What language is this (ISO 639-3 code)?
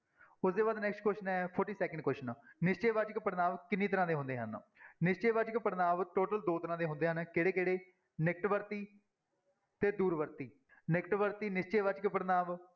pan